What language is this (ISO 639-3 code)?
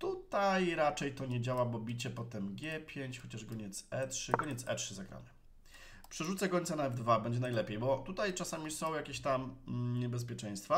pol